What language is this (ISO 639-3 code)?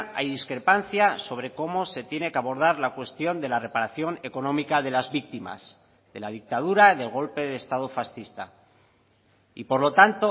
spa